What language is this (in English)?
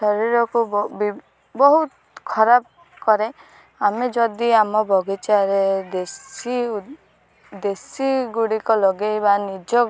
Odia